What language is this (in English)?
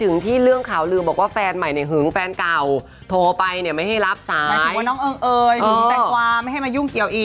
Thai